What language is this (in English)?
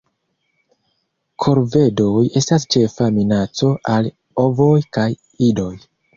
Esperanto